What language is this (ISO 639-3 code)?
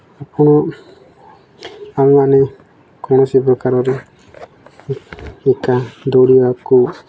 ori